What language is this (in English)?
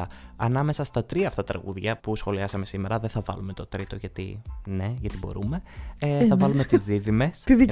Greek